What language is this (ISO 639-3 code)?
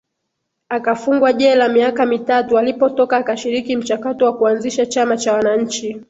swa